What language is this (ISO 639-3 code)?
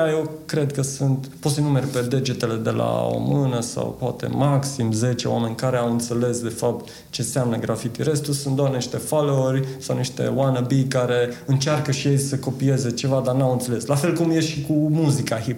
ron